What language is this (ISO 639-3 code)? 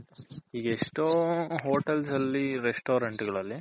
kan